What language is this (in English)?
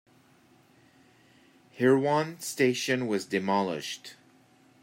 English